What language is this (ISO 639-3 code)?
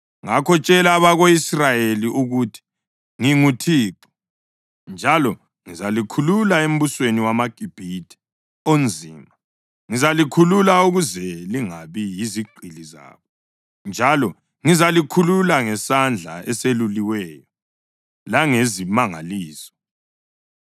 nde